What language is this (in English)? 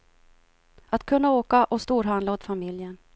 Swedish